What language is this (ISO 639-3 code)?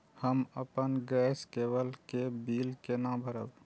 mai